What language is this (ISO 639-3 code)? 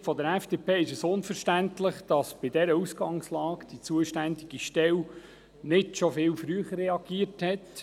gsw